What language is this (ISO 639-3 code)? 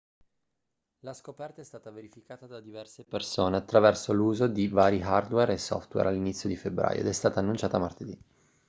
ita